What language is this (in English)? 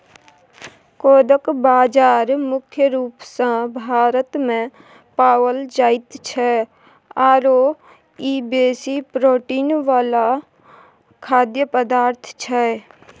Maithili